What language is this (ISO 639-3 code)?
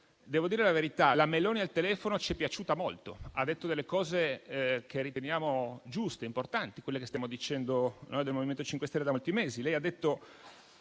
ita